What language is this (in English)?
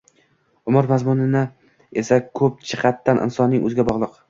Uzbek